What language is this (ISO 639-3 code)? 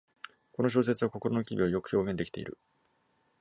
jpn